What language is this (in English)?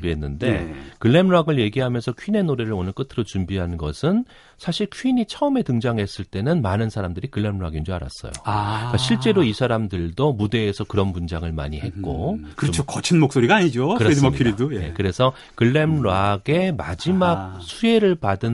Korean